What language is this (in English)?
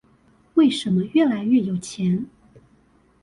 Chinese